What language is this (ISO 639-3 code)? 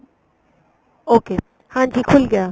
pan